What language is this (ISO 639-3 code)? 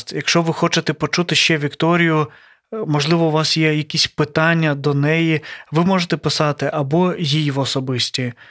ukr